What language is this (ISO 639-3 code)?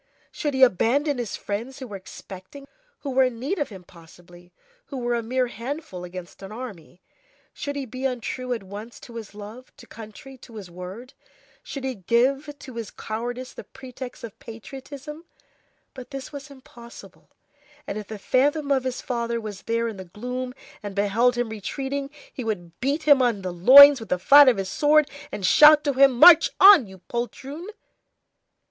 eng